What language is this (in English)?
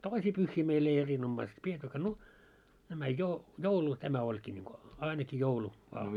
Finnish